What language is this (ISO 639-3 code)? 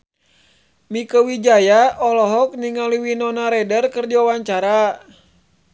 sun